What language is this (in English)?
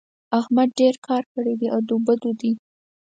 Pashto